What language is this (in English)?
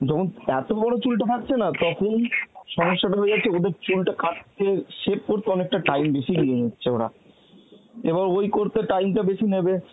Bangla